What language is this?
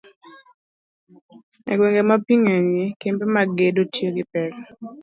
Luo (Kenya and Tanzania)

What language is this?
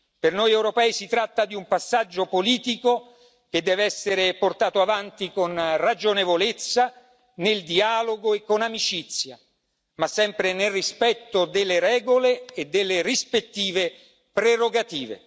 Italian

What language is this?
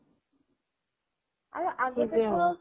Assamese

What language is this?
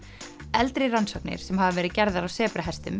Icelandic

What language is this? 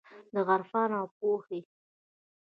Pashto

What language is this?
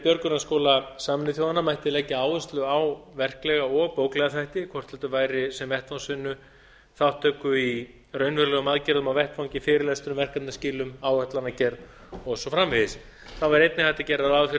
Icelandic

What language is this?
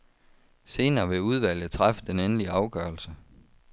Danish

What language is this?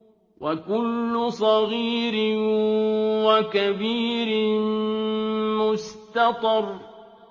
Arabic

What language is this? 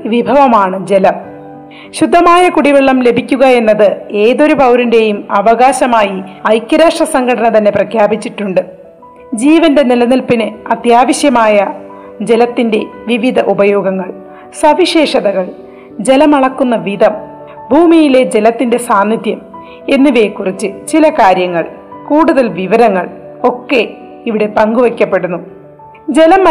Malayalam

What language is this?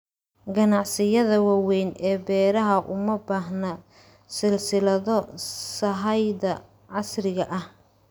Somali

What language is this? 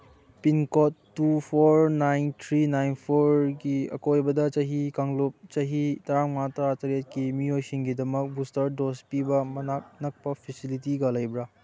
Manipuri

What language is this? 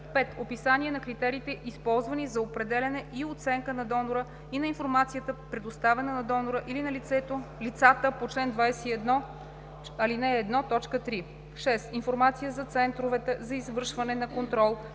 Bulgarian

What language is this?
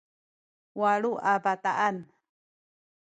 Sakizaya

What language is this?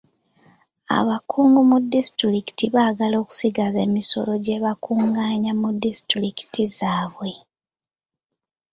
Ganda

